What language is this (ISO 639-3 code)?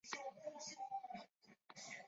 zho